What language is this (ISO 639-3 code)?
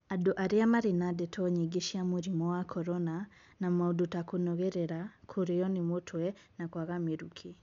kik